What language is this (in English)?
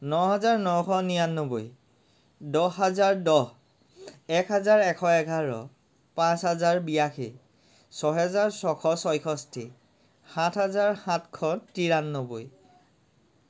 Assamese